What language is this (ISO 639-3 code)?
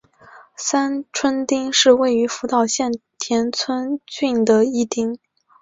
zho